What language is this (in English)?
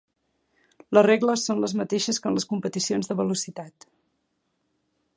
Catalan